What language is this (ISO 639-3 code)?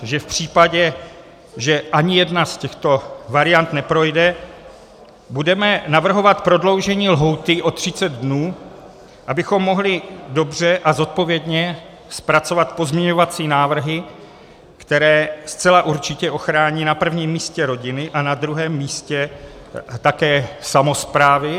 ces